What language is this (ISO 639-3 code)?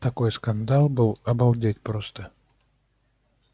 rus